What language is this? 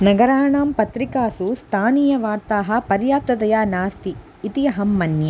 Sanskrit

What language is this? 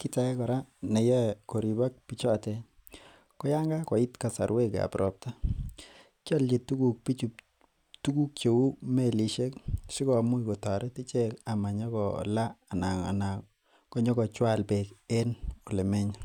Kalenjin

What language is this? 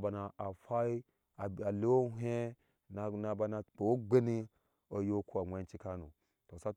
Ashe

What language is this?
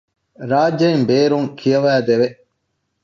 Divehi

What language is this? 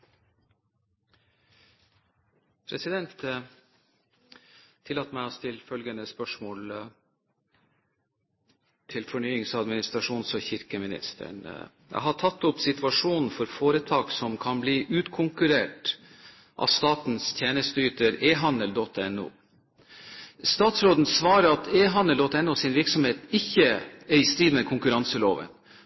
Norwegian Bokmål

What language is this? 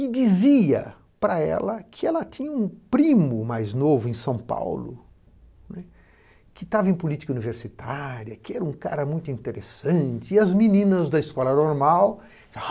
Portuguese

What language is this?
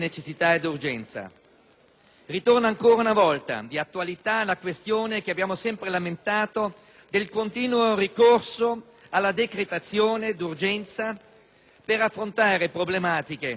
Italian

